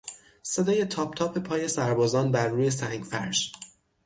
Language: Persian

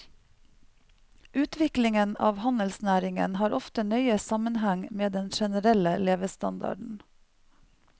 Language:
Norwegian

